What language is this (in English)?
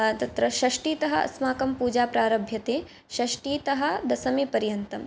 Sanskrit